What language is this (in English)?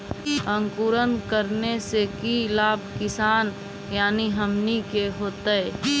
Magahi